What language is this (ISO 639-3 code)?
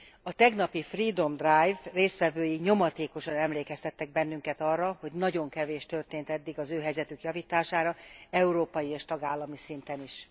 hun